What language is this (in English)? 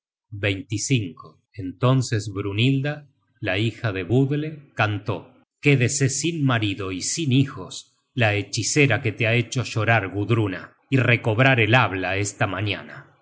Spanish